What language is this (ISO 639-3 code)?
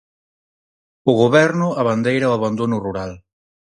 glg